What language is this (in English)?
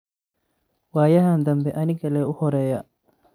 Somali